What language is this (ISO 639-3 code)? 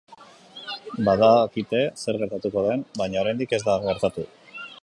eus